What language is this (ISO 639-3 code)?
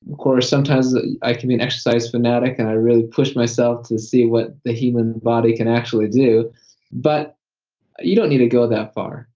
eng